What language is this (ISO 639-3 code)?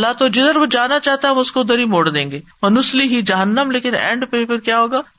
urd